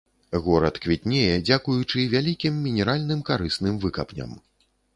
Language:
Belarusian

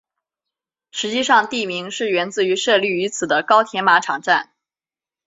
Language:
Chinese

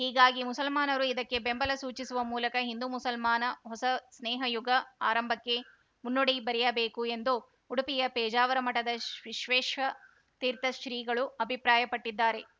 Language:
Kannada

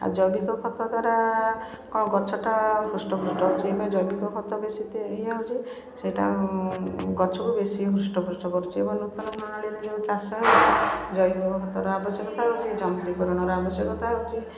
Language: Odia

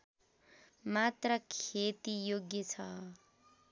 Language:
Nepali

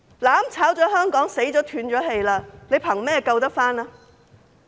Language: Cantonese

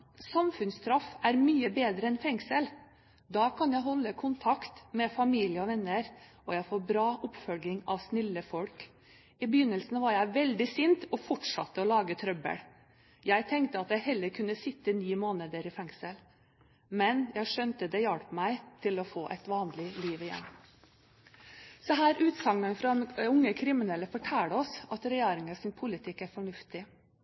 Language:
Norwegian Bokmål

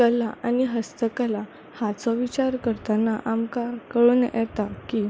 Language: Konkani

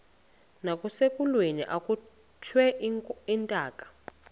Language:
Xhosa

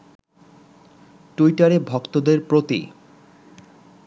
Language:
Bangla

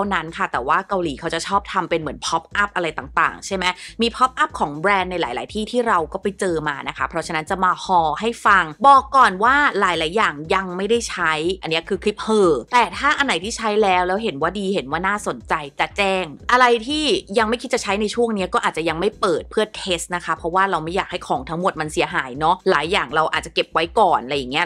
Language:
Thai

